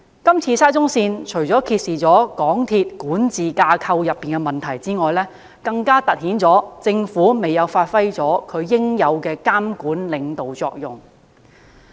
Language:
Cantonese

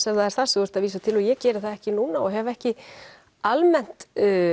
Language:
Icelandic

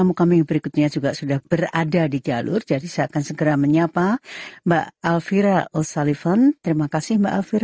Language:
Indonesian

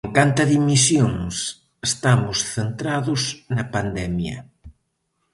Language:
Galician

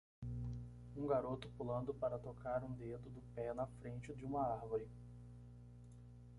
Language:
Portuguese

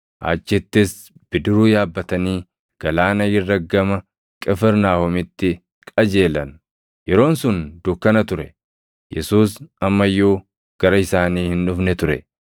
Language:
Oromo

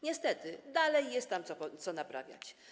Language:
Polish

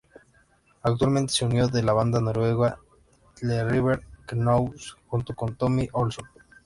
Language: Spanish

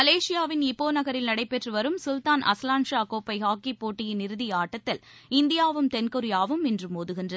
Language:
Tamil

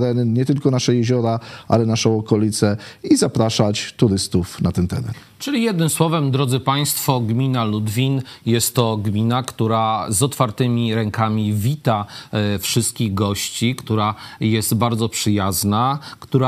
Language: Polish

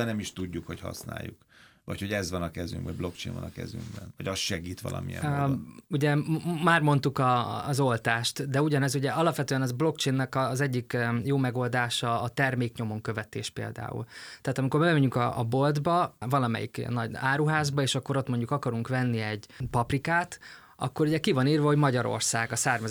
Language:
Hungarian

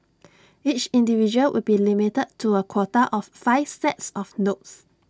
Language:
English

